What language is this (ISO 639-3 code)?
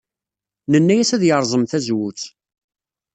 kab